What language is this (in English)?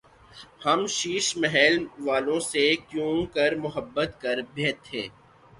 Urdu